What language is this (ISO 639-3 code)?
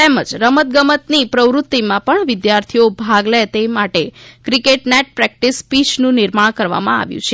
guj